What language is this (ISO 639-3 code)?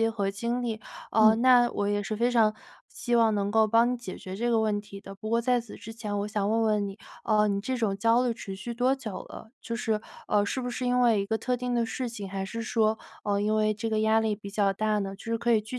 zho